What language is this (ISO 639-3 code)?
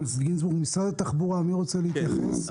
heb